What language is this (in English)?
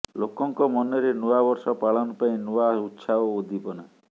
Odia